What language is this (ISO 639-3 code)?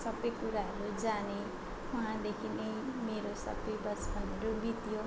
nep